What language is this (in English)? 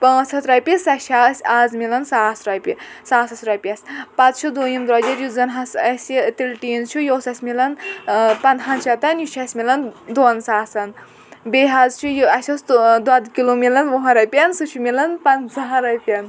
Kashmiri